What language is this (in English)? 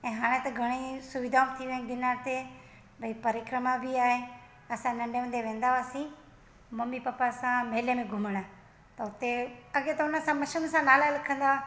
Sindhi